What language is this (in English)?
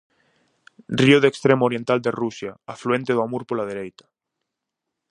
Galician